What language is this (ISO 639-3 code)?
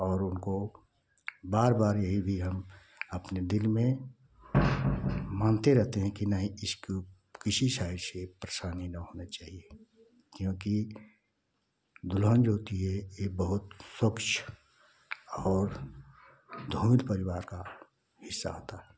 hin